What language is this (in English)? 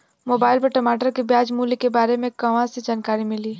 Bhojpuri